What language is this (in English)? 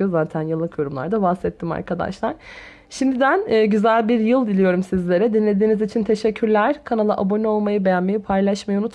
Turkish